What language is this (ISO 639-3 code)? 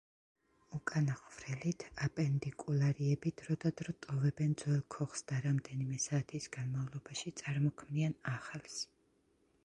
kat